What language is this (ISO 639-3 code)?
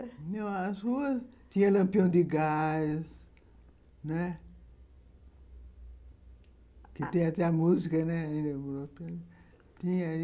por